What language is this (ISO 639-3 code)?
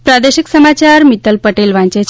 guj